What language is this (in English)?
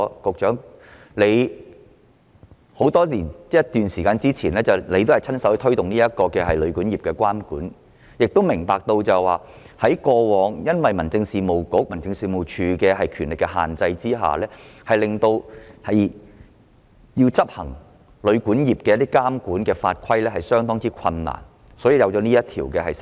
Cantonese